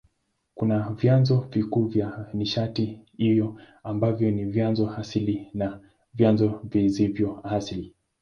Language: Swahili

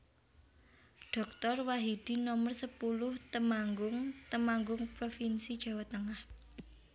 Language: Javanese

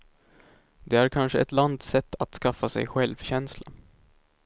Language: Swedish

